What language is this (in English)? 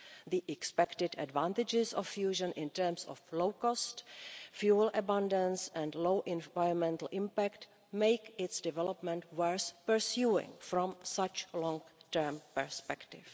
English